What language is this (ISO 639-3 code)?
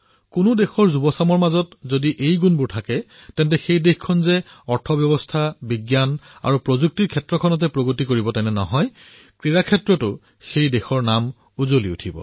asm